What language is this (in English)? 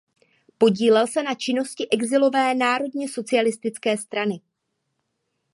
Czech